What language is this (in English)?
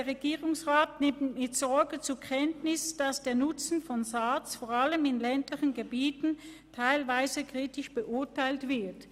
Swiss German